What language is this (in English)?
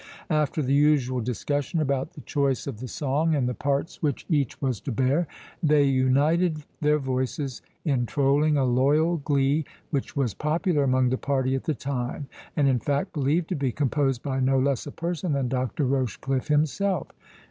English